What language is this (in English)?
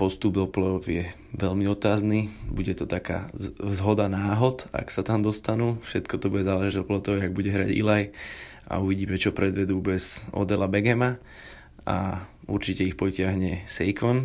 Slovak